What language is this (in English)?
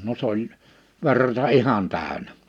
Finnish